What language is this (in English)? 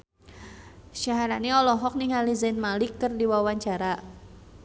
Sundanese